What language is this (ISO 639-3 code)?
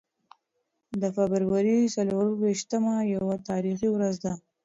pus